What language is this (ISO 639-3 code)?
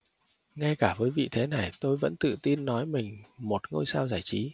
vie